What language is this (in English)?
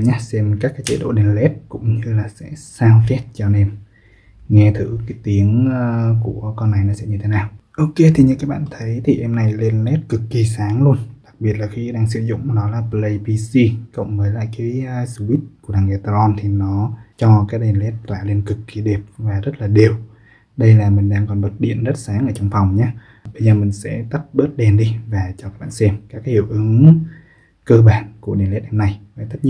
Vietnamese